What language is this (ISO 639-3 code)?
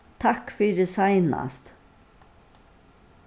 fao